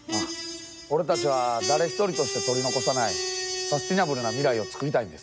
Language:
Japanese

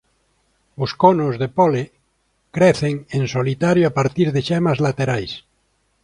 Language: Galician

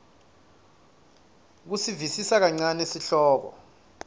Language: Swati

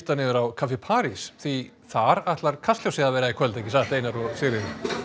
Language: Icelandic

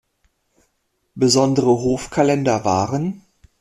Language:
German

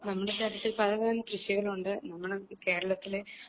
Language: Malayalam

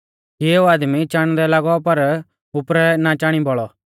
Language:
Mahasu Pahari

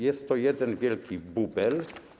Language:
Polish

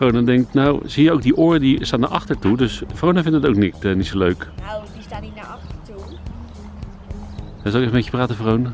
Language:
Dutch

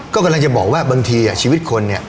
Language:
Thai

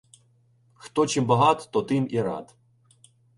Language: Ukrainian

